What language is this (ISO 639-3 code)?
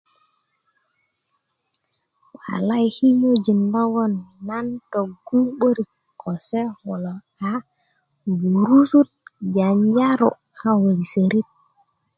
ukv